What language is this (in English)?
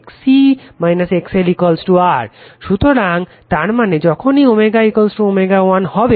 Bangla